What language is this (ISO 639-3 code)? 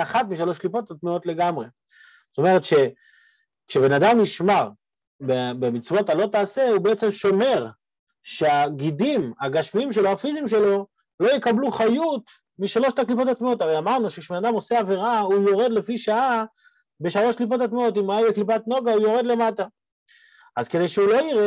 heb